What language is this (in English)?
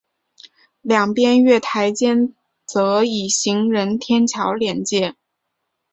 Chinese